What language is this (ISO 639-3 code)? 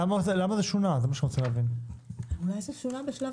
heb